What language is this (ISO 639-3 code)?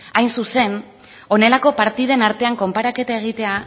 eus